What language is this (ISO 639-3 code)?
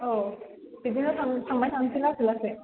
brx